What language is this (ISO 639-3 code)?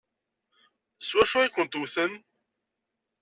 kab